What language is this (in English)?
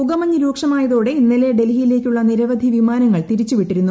Malayalam